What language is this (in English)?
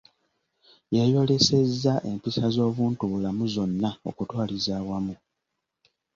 Ganda